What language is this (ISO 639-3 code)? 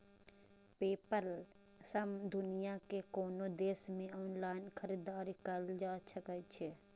mai